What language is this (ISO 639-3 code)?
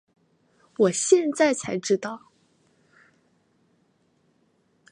zho